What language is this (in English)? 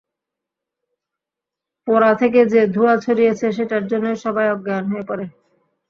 Bangla